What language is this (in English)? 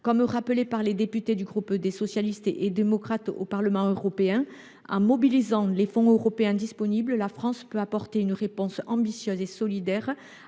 French